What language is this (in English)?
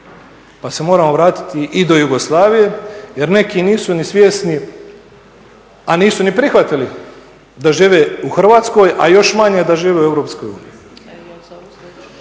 Croatian